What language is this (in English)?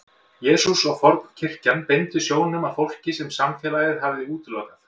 Icelandic